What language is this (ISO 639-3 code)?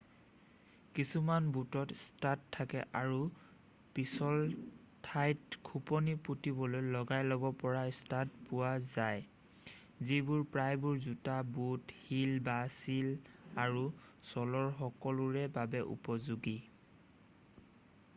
asm